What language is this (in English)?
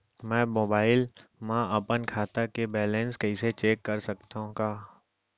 Chhattisgarhi